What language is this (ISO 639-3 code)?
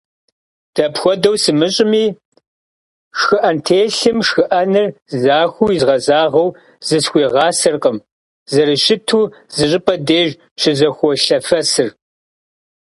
kbd